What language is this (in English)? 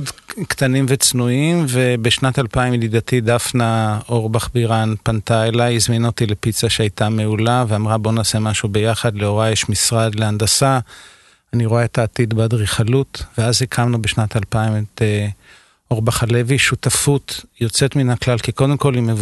Hebrew